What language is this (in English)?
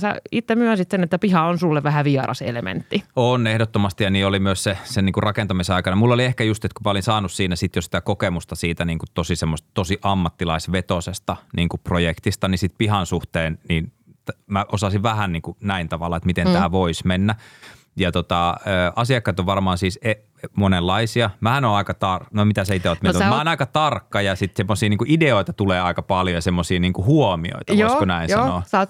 Finnish